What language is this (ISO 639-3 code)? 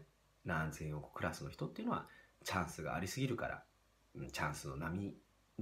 jpn